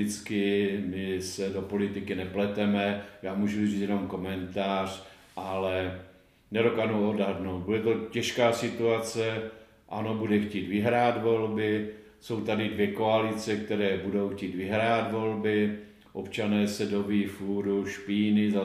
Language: Czech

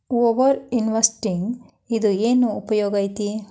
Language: Kannada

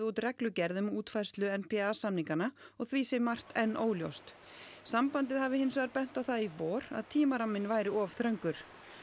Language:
Icelandic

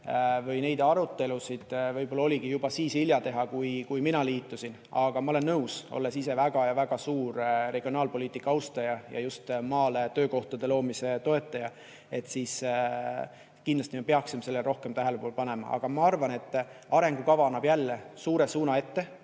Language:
Estonian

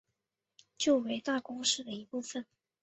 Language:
Chinese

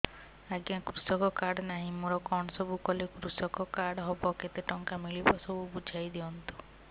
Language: Odia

